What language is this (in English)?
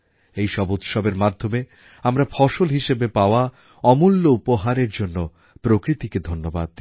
Bangla